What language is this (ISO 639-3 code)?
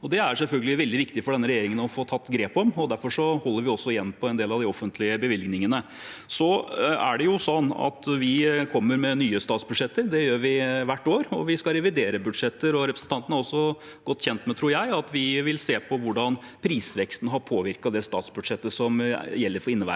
nor